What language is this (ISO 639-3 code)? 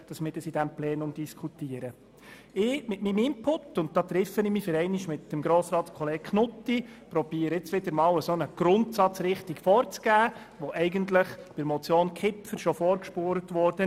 gsw